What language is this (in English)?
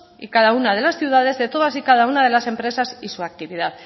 Spanish